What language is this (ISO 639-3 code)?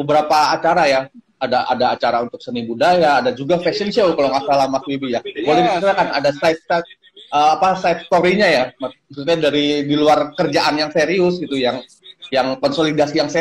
ind